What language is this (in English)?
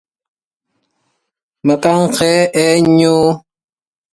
Arabic